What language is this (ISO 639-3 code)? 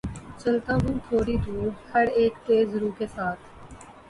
urd